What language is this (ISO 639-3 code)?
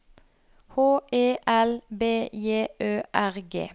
nor